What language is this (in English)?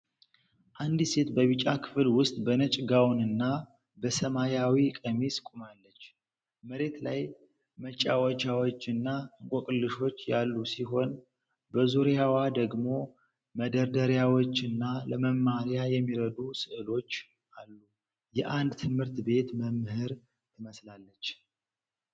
Amharic